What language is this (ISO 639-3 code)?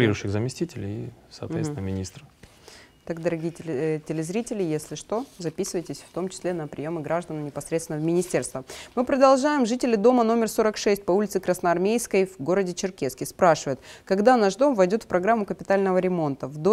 rus